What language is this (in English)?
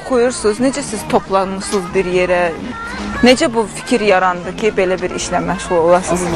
Turkish